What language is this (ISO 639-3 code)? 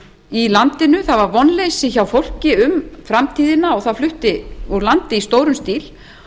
isl